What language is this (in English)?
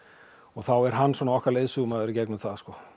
Icelandic